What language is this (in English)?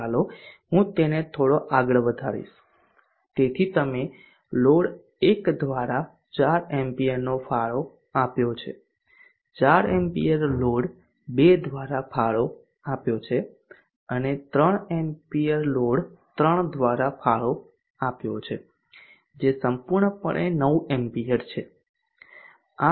Gujarati